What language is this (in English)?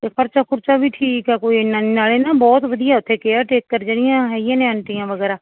Punjabi